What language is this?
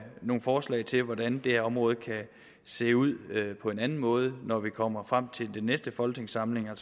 Danish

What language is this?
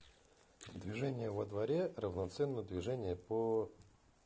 Russian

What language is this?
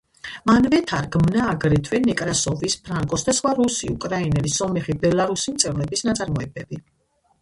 Georgian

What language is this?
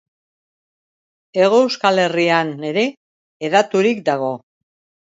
Basque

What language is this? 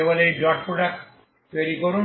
Bangla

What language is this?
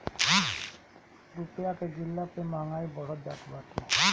Bhojpuri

